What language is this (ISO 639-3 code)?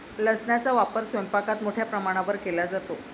mar